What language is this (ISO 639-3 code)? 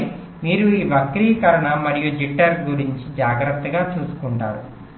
tel